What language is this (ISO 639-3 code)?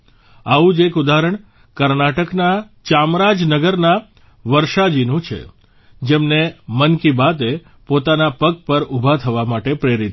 guj